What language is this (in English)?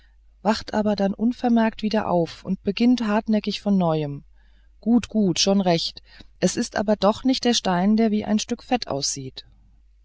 German